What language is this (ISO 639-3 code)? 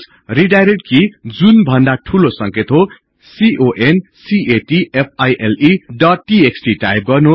nep